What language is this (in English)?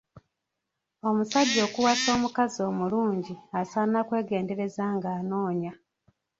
Ganda